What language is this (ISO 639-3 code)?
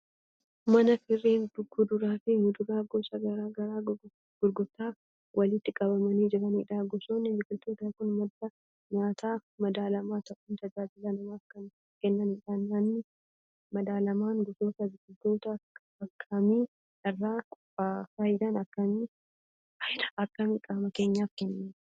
orm